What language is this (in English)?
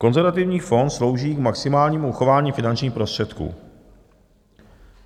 Czech